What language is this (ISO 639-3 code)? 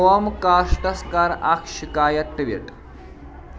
kas